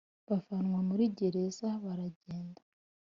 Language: Kinyarwanda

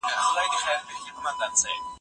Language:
Pashto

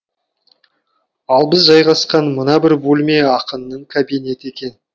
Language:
Kazakh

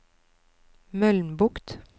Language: Norwegian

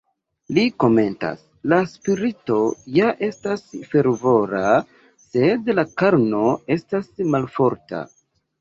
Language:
Esperanto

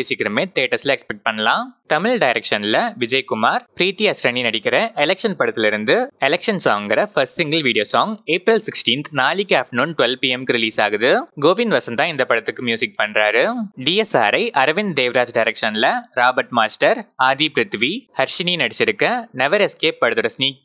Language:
Tamil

